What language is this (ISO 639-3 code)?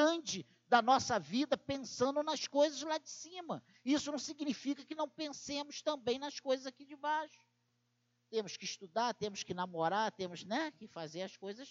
por